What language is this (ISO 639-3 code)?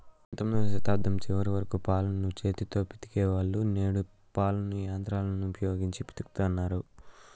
tel